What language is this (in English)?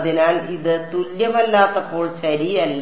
Malayalam